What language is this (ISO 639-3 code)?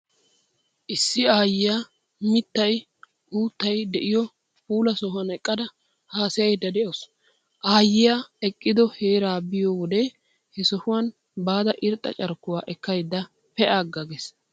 wal